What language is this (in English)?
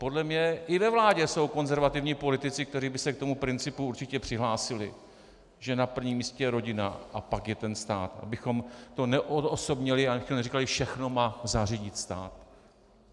Czech